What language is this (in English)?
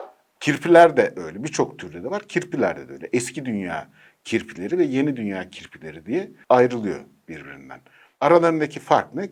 Turkish